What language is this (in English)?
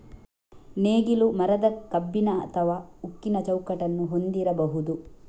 Kannada